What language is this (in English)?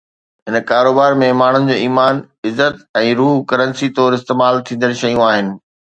Sindhi